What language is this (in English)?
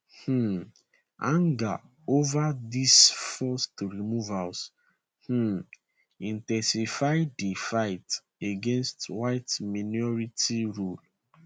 Nigerian Pidgin